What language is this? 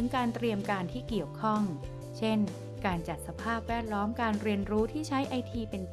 Thai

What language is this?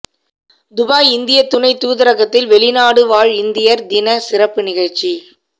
Tamil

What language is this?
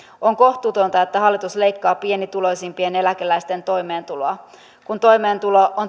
Finnish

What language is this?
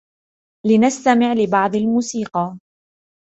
Arabic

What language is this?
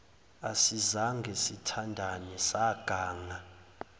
Zulu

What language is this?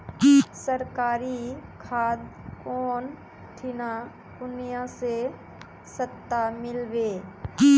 Magahi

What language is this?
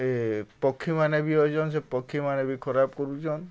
Odia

